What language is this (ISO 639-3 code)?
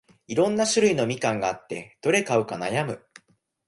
jpn